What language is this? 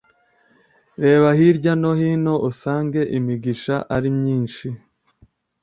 Kinyarwanda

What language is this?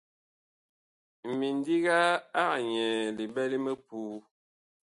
Bakoko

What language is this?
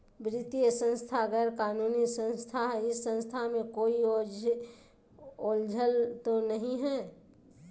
Magahi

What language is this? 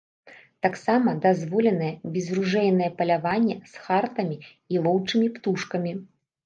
Belarusian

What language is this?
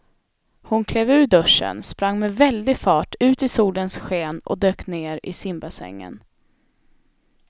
Swedish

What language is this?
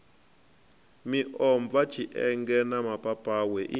Venda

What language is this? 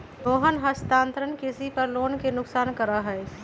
Magahi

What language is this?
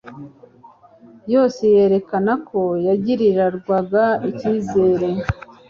Kinyarwanda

